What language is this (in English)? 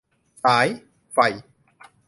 Thai